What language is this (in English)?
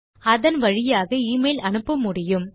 Tamil